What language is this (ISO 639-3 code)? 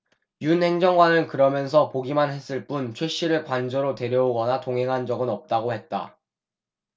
kor